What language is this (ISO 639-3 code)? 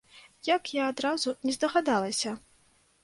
bel